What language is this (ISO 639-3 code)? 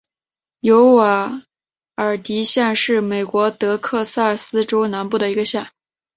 zho